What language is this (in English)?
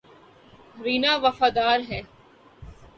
Urdu